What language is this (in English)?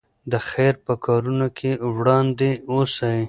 Pashto